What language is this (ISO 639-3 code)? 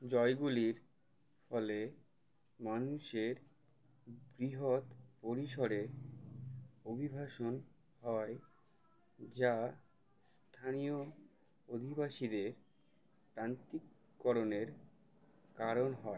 ben